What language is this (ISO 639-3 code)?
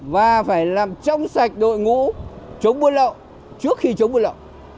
vie